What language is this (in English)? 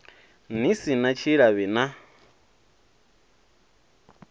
Venda